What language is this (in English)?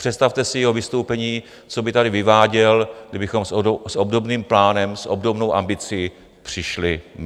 Czech